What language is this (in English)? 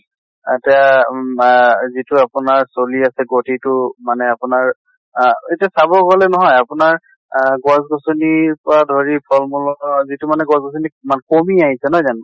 Assamese